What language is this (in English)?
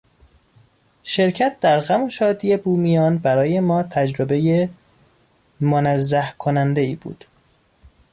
Persian